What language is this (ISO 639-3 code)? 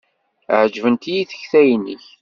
kab